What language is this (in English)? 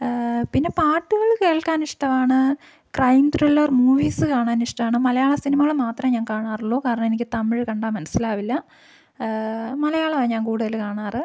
Malayalam